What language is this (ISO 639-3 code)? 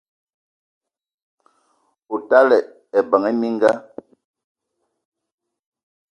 eto